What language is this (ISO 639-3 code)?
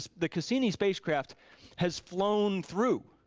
eng